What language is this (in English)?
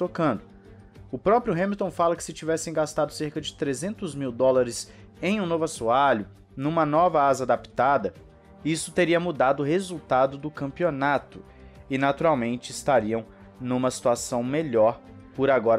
Portuguese